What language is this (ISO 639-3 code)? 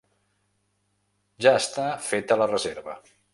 cat